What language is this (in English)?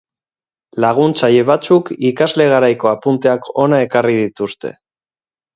Basque